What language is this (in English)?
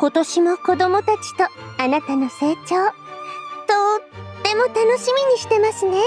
Japanese